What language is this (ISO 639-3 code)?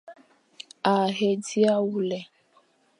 fan